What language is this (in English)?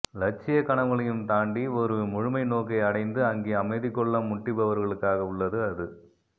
Tamil